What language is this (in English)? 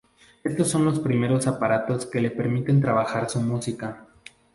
Spanish